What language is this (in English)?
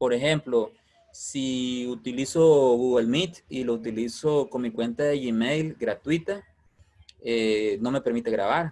Spanish